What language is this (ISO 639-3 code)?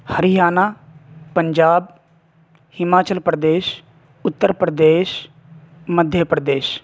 urd